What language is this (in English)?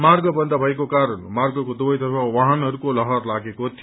Nepali